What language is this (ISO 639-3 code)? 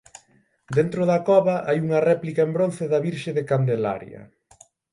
glg